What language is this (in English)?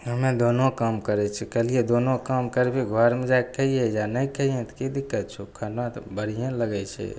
Maithili